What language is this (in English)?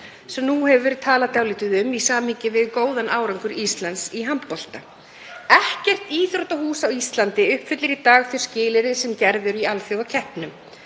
Icelandic